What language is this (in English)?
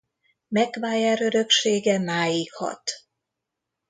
Hungarian